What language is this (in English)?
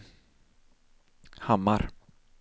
Swedish